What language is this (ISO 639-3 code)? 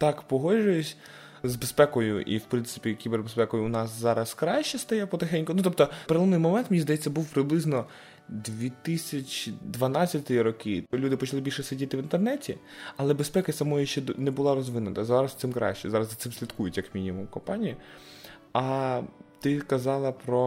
ukr